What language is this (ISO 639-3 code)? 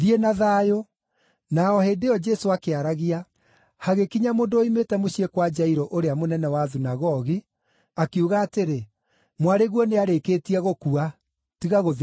kik